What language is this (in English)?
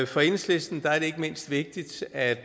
Danish